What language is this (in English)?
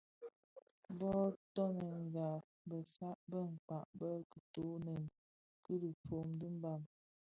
Bafia